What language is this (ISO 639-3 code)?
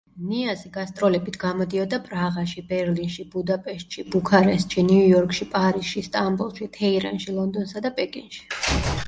kat